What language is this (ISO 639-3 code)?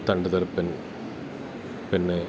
mal